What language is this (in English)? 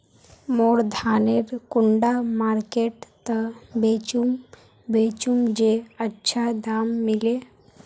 Magahi